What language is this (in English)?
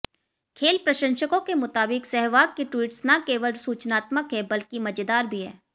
Hindi